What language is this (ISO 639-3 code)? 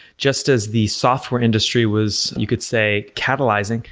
eng